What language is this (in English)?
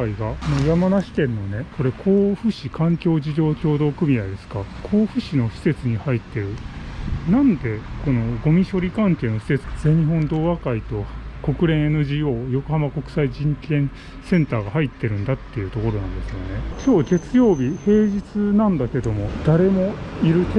Japanese